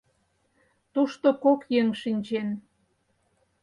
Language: Mari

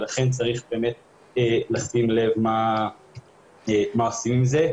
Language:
Hebrew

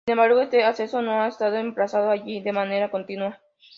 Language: Spanish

